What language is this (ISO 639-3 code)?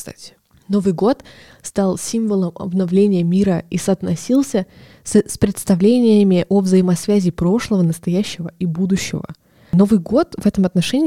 rus